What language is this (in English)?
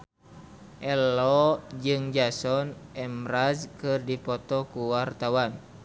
Sundanese